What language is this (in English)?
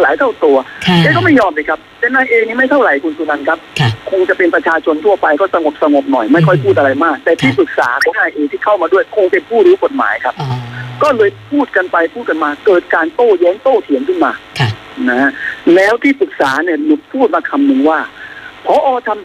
Thai